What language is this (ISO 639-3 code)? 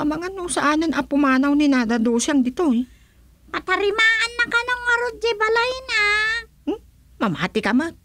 fil